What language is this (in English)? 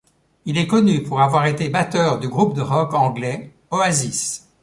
French